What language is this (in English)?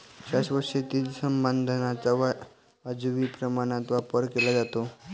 Marathi